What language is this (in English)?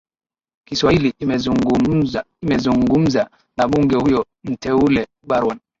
Swahili